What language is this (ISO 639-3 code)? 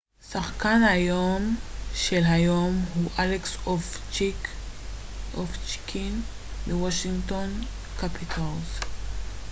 heb